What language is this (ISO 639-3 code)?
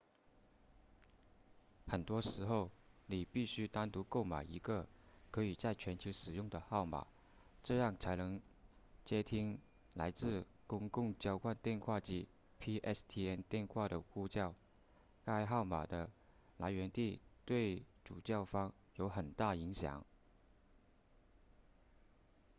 zho